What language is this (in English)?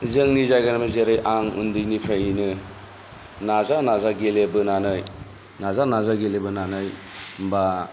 Bodo